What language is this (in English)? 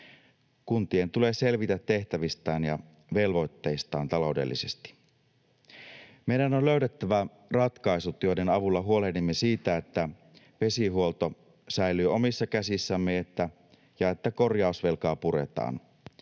Finnish